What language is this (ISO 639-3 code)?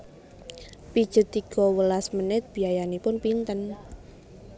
jav